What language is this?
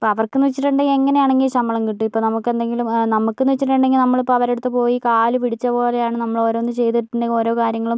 Malayalam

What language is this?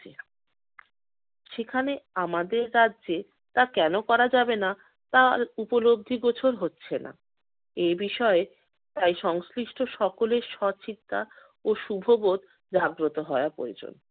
Bangla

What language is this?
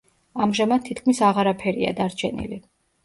Georgian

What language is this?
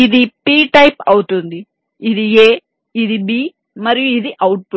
Telugu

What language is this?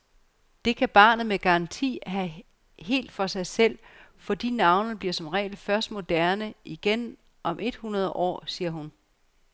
Danish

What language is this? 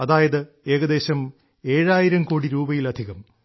Malayalam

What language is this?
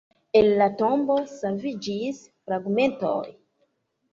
Esperanto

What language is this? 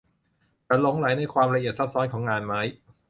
Thai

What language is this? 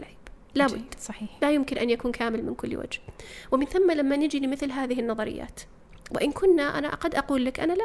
Arabic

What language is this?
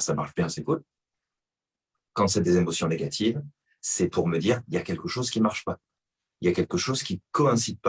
French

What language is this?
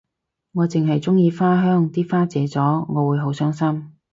Cantonese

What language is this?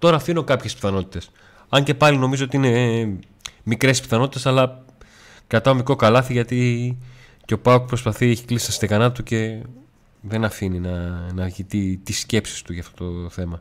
Greek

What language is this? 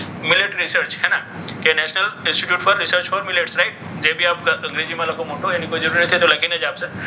Gujarati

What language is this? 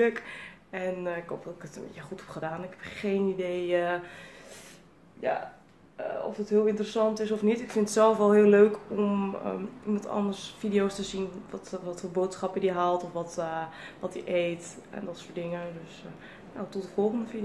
Dutch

